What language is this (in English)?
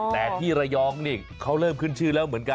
Thai